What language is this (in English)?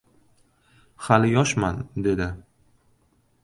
Uzbek